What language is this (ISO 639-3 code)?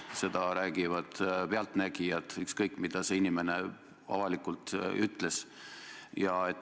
est